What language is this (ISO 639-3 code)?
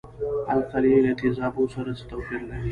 pus